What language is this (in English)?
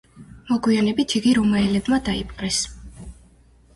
Georgian